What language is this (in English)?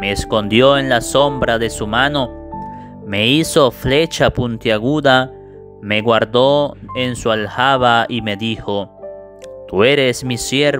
Spanish